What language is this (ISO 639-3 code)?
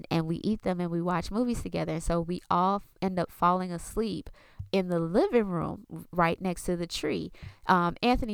eng